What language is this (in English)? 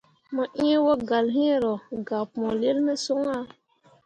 Mundang